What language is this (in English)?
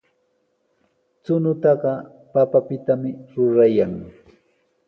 Sihuas Ancash Quechua